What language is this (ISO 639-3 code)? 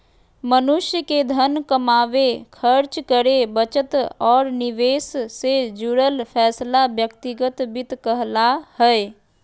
mag